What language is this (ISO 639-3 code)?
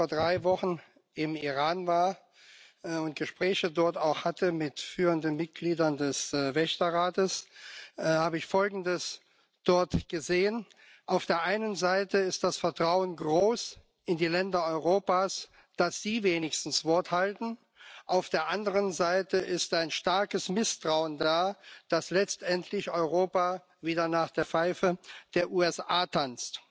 deu